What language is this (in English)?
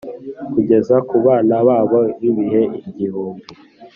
Kinyarwanda